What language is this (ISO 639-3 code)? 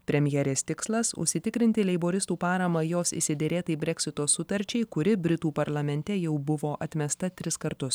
lit